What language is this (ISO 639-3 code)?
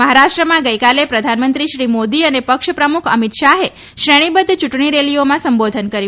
guj